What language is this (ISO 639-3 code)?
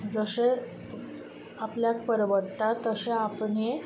kok